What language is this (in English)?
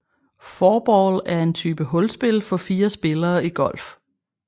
Danish